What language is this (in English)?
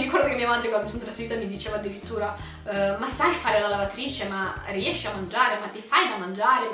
Italian